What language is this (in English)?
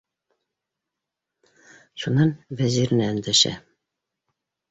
Bashkir